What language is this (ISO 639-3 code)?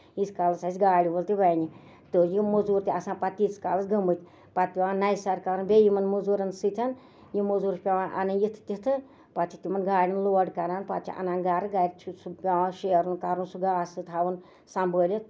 kas